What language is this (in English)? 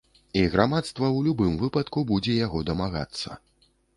Belarusian